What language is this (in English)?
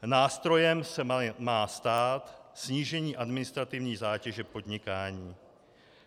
Czech